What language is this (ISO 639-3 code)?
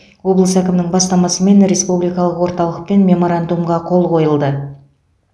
kaz